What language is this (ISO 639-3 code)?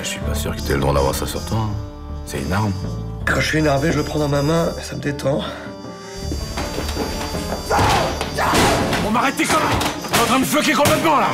fra